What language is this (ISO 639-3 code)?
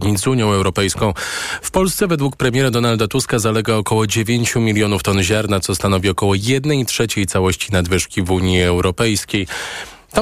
pol